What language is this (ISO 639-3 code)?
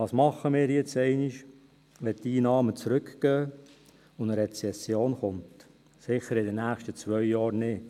gsw